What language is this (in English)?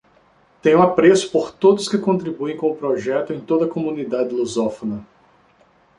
Portuguese